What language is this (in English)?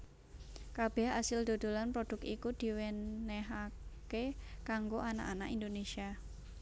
Javanese